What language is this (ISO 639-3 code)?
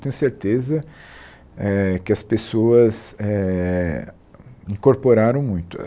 por